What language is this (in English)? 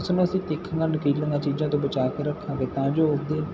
Punjabi